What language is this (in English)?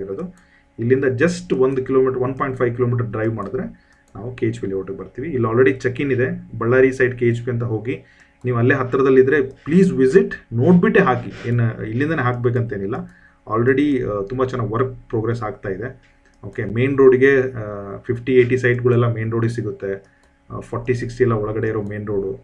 Kannada